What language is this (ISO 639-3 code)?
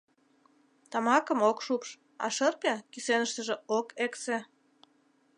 chm